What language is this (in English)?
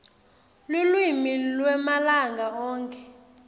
Swati